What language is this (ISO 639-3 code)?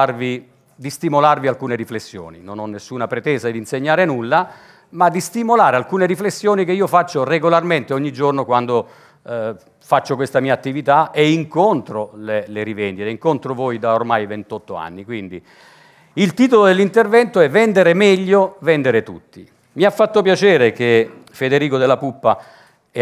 ita